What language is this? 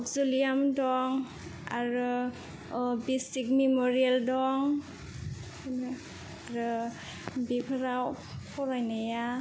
Bodo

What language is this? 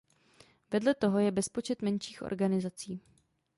Czech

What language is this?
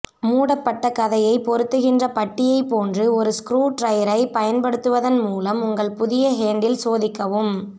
Tamil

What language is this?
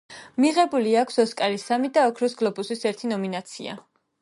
Georgian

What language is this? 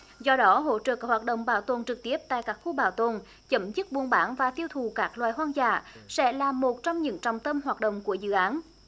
Vietnamese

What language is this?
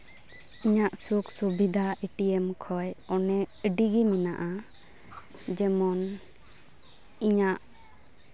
Santali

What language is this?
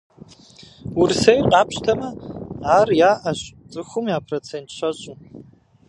Kabardian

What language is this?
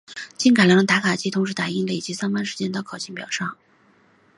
Chinese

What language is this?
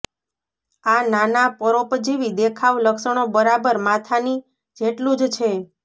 Gujarati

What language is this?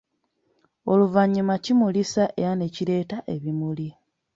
Ganda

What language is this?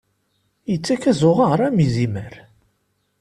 Kabyle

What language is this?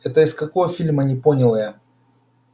Russian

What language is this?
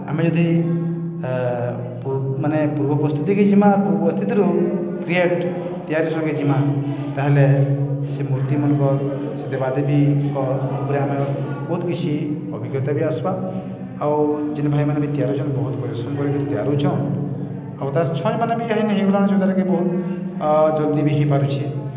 Odia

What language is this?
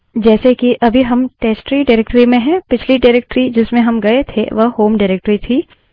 Hindi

